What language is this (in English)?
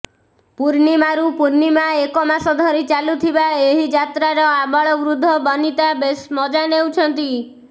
Odia